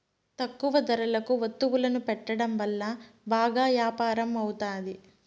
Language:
Telugu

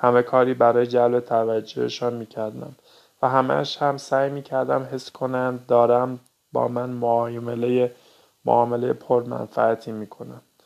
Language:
Persian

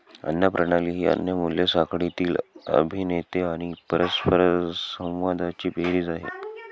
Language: Marathi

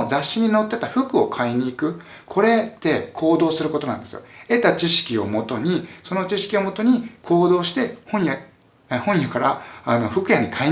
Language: Japanese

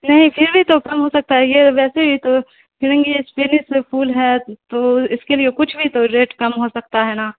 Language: Urdu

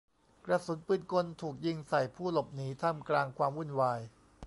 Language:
Thai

